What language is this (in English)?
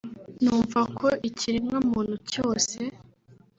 Kinyarwanda